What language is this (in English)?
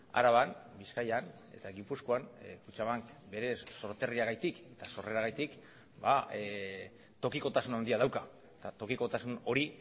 Basque